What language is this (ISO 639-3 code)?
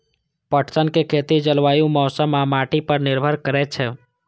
mai